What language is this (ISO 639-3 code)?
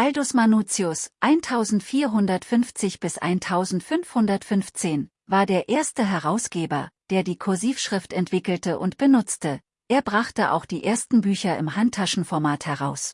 deu